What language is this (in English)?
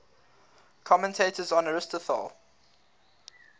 English